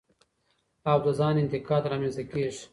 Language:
Pashto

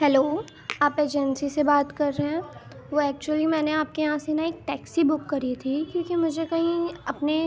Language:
Urdu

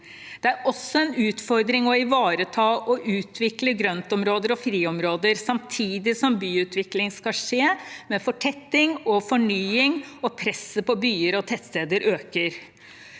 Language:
Norwegian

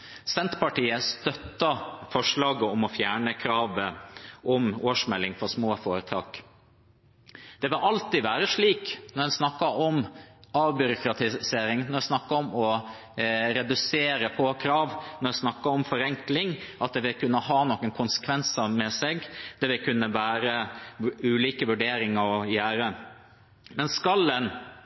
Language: Norwegian Bokmål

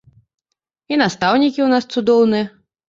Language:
Belarusian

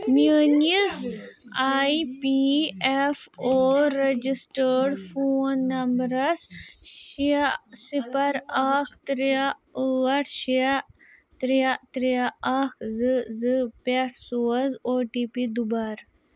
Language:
Kashmiri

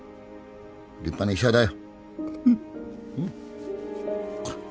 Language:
Japanese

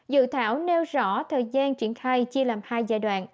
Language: Vietnamese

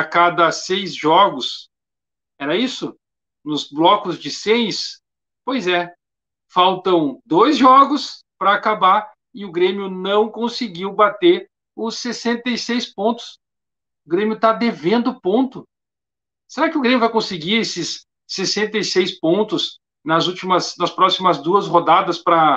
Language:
Portuguese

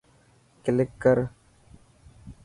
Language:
Dhatki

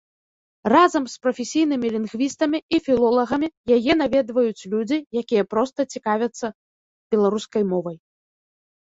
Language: Belarusian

